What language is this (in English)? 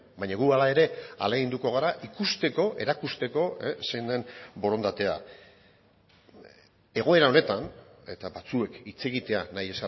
Basque